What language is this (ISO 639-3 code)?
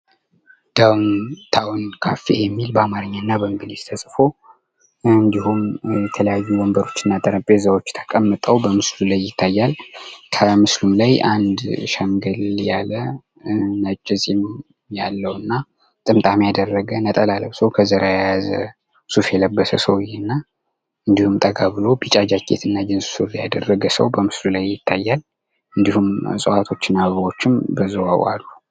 amh